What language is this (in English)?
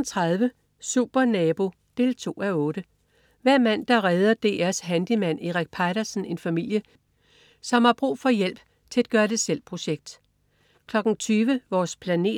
Danish